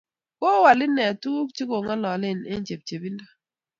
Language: Kalenjin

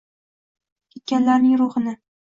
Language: Uzbek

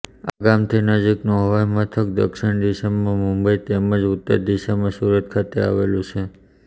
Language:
Gujarati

